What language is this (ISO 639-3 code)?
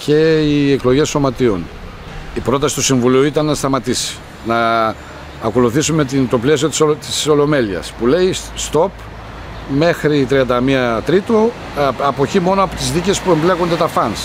ell